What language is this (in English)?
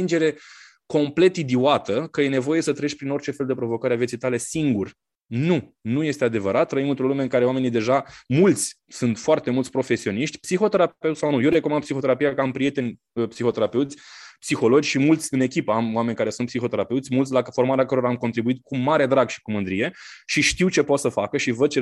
Romanian